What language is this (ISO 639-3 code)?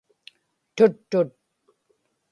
ipk